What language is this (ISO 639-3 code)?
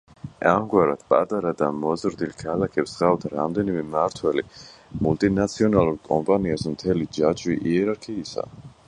kat